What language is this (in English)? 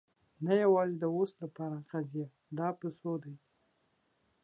Pashto